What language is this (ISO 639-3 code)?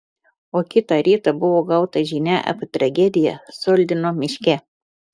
lit